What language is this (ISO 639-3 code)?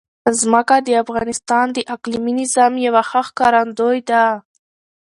pus